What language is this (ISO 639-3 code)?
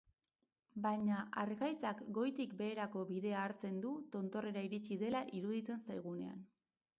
eus